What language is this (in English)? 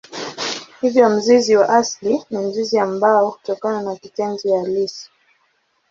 Swahili